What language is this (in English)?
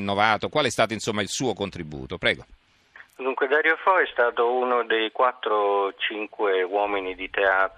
Italian